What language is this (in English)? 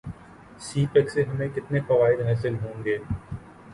Urdu